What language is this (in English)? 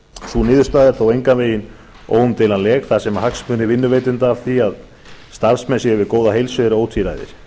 Icelandic